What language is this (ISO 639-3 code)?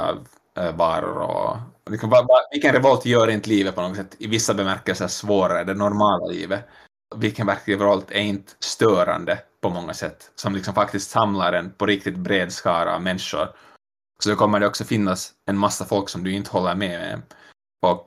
swe